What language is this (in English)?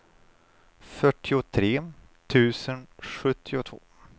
Swedish